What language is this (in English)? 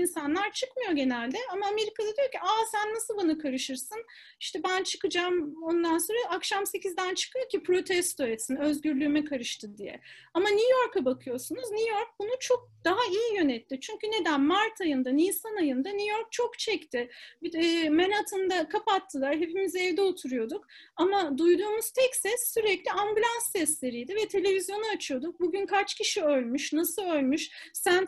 Turkish